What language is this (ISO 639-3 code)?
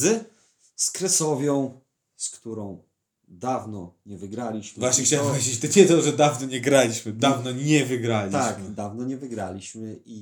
pol